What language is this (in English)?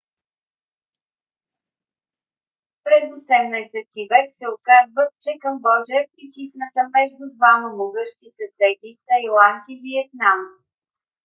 Bulgarian